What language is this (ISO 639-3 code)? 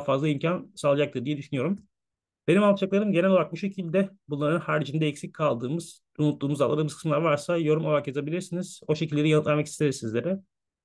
tur